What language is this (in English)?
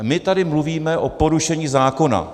Czech